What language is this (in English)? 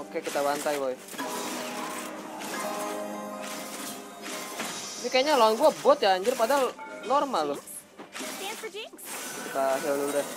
Indonesian